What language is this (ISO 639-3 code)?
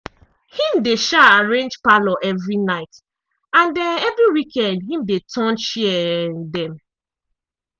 pcm